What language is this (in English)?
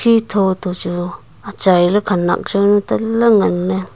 Wancho Naga